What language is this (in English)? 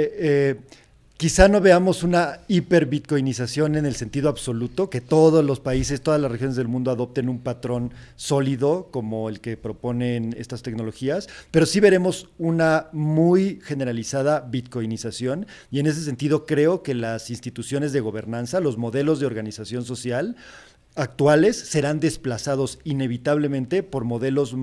Spanish